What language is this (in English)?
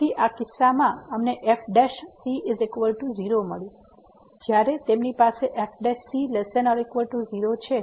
Gujarati